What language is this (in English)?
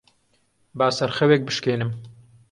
Central Kurdish